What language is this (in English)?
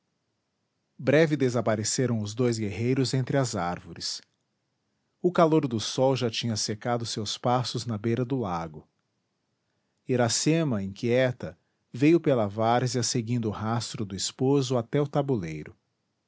Portuguese